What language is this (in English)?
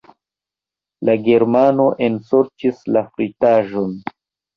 Esperanto